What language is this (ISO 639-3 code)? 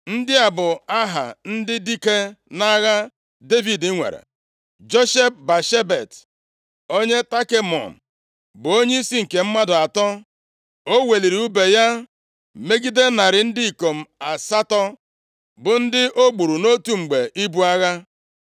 ibo